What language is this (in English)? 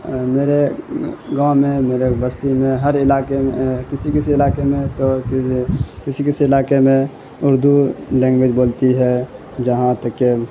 Urdu